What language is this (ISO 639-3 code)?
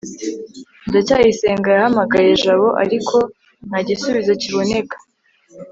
kin